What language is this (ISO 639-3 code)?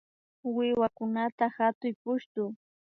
qvi